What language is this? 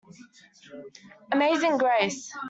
English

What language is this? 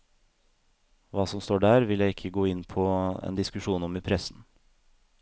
Norwegian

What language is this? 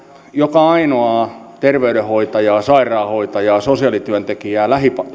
Finnish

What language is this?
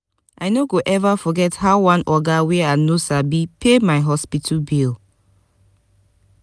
Nigerian Pidgin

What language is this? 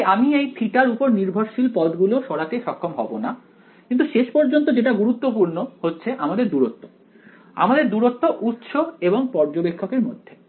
Bangla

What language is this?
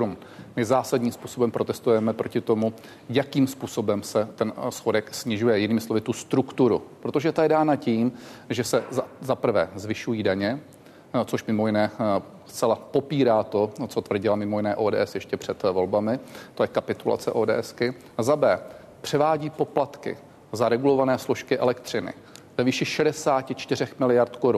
Czech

